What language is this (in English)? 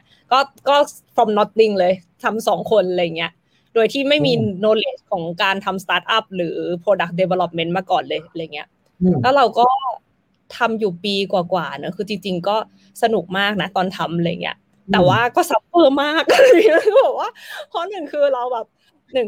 Thai